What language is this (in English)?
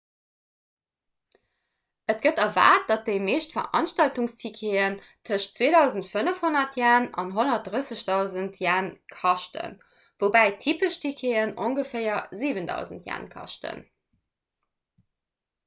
Luxembourgish